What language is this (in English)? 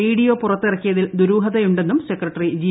Malayalam